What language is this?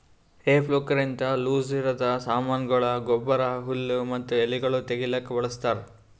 Kannada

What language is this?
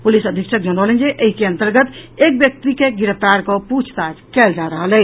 Maithili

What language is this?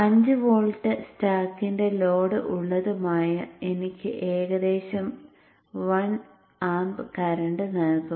Malayalam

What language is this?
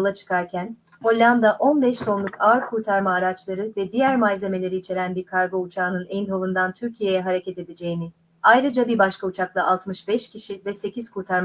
Turkish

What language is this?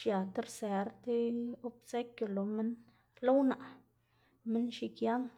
Xanaguía Zapotec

